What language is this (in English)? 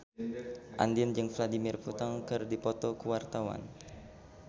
Sundanese